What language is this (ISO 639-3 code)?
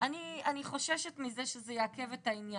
heb